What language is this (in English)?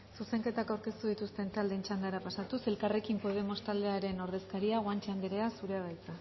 Basque